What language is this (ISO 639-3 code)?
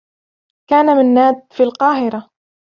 ara